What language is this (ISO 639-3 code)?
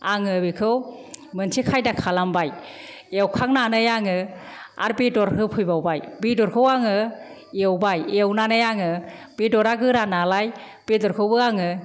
brx